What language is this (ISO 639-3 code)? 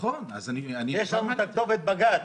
heb